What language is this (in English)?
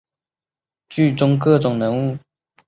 Chinese